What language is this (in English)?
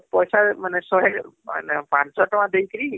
Odia